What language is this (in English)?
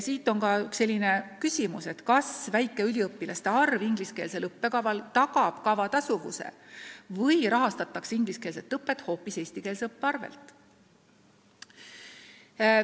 Estonian